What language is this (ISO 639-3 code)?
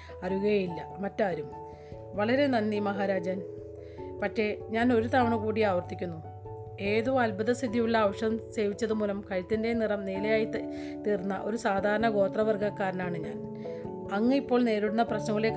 mal